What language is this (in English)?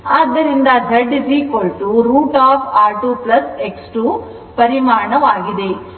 Kannada